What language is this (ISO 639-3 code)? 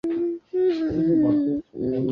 zho